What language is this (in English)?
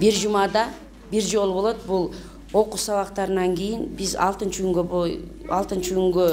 Turkish